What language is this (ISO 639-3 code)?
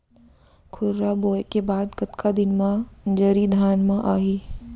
hne